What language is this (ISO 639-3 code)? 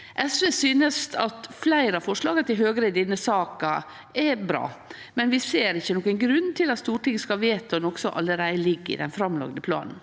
nor